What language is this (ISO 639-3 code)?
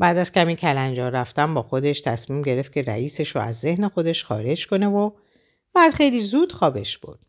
fas